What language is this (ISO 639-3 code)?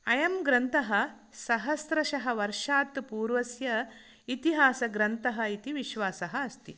san